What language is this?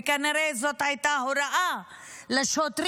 Hebrew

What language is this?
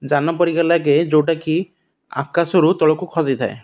Odia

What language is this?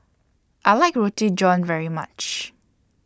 English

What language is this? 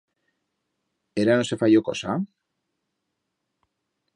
Aragonese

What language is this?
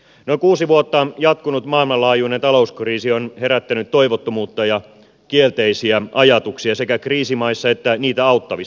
Finnish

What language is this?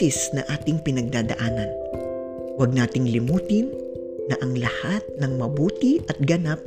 Filipino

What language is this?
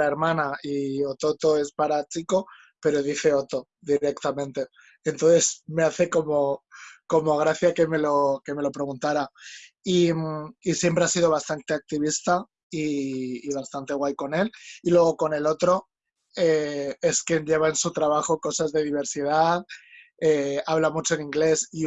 Spanish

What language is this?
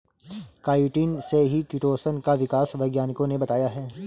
Hindi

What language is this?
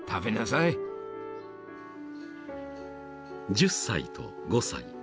Japanese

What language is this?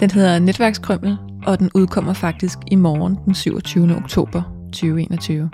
Danish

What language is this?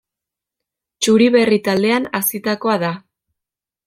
Basque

